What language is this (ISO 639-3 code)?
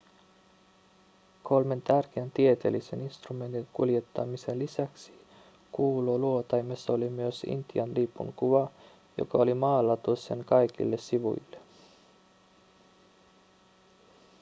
fin